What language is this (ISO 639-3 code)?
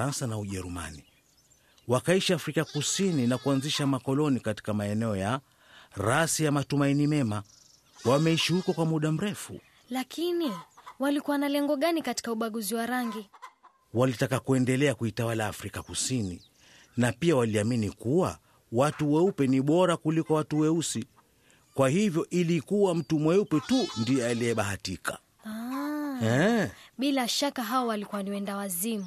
swa